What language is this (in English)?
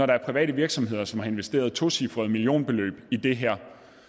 Danish